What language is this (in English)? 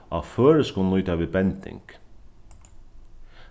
Faroese